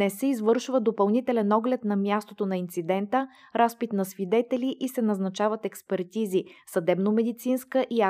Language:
Bulgarian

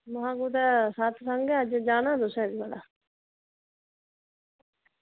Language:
Dogri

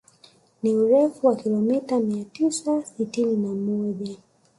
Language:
Swahili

